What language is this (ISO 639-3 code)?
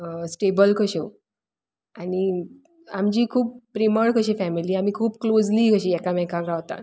kok